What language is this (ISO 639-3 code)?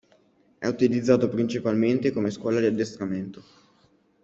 ita